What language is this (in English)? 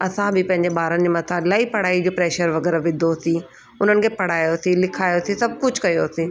Sindhi